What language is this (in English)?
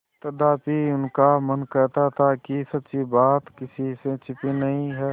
Hindi